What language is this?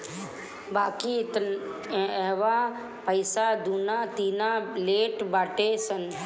Bhojpuri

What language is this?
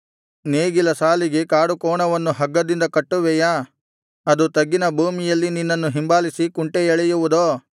Kannada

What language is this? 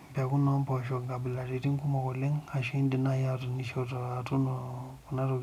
Masai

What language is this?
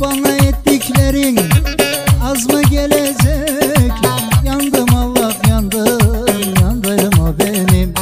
Turkish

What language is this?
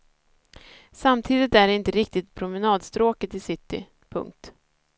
Swedish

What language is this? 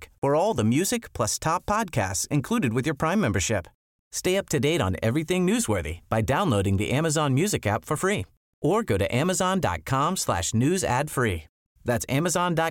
Swedish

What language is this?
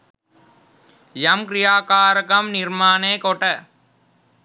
Sinhala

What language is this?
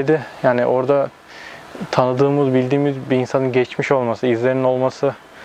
Turkish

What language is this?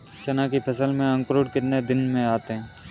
Hindi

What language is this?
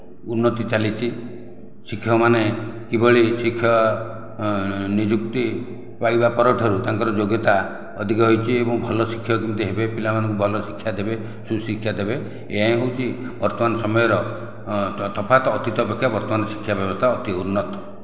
Odia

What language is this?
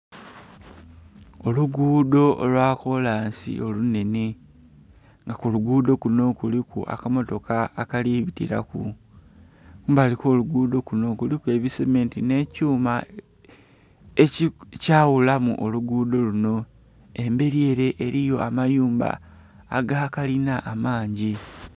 Soga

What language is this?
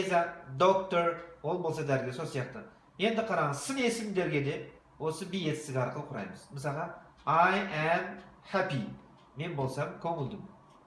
Kazakh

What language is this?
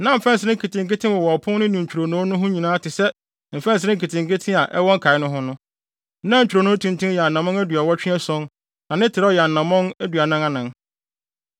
Akan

